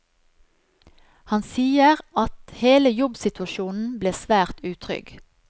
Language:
Norwegian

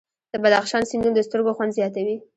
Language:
Pashto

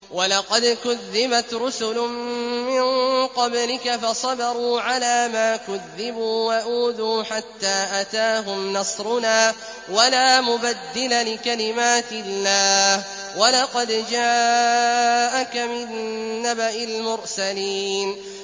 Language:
Arabic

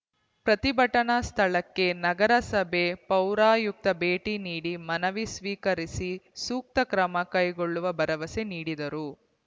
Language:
Kannada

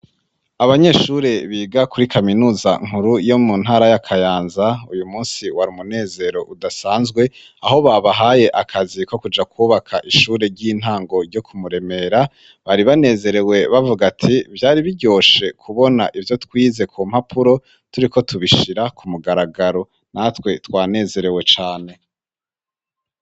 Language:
Rundi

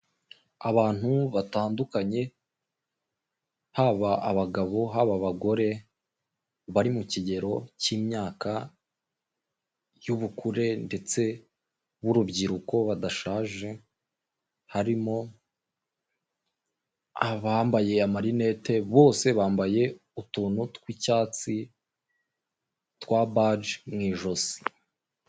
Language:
Kinyarwanda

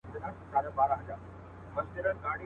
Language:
Pashto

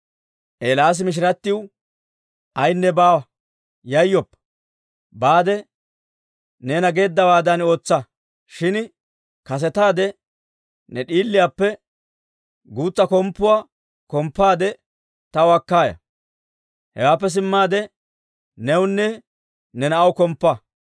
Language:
Dawro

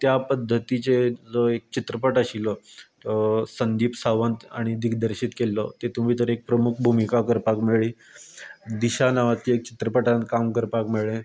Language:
Konkani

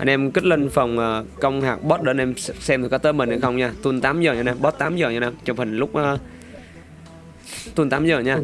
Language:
Vietnamese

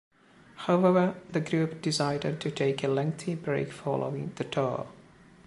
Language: English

